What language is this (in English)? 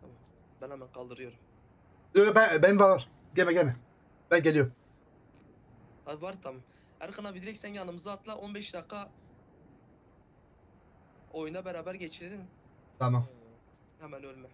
Turkish